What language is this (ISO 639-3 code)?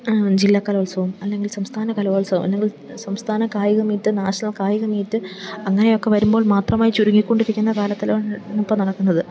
mal